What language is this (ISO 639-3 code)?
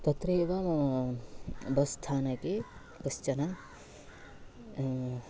san